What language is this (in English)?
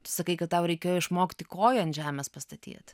Lithuanian